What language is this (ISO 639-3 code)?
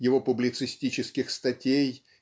rus